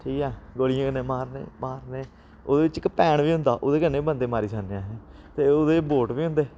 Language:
Dogri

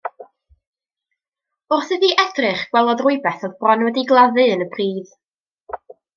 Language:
Welsh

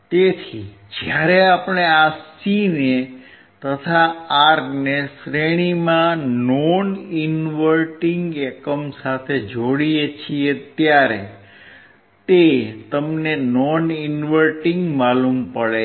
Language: Gujarati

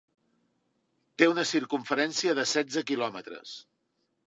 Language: Catalan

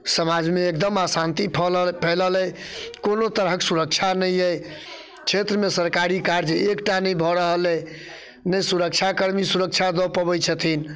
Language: Maithili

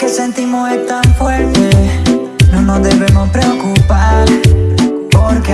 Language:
Spanish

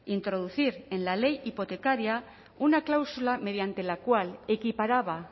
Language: Spanish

